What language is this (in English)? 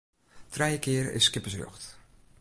Western Frisian